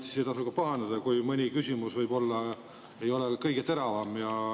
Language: Estonian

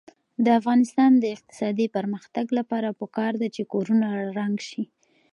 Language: Pashto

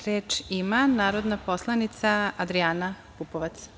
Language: Serbian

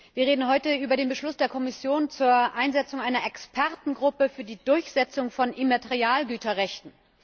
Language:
German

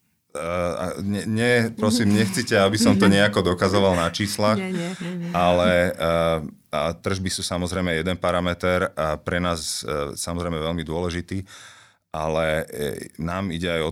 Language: Slovak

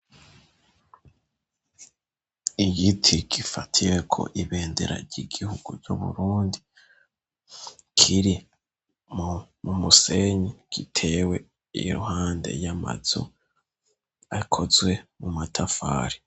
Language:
Rundi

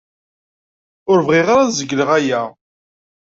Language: Kabyle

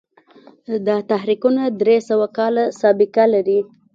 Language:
Pashto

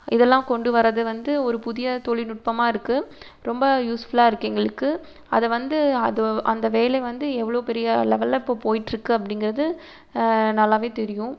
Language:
Tamil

